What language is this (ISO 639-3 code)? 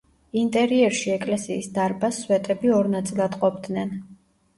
kat